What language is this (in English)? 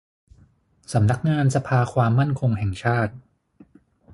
Thai